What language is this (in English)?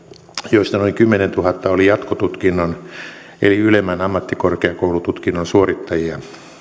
Finnish